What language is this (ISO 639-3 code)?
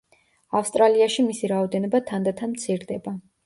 kat